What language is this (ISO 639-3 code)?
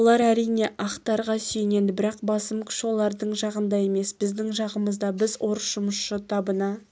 kaz